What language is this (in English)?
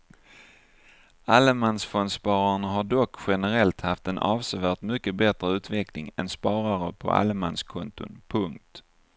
Swedish